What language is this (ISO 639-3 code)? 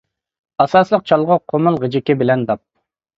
uig